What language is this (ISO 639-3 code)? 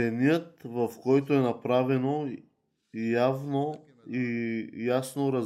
bul